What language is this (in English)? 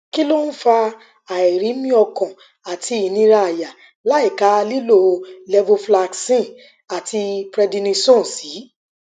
Yoruba